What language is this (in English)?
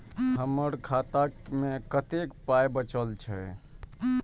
Maithili